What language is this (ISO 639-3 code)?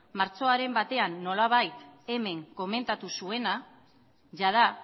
eus